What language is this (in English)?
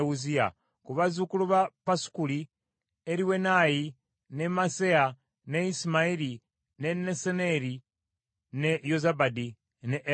Ganda